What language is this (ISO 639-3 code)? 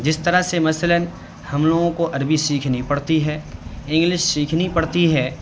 urd